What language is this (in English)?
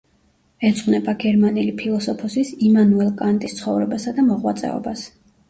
Georgian